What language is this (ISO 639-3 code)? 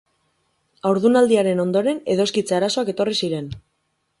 eus